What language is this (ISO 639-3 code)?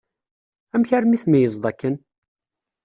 kab